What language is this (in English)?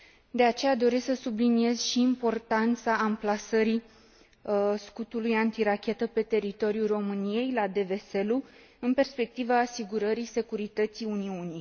Romanian